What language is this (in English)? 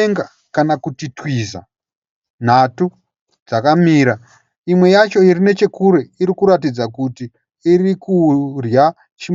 Shona